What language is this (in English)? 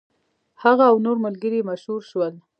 Pashto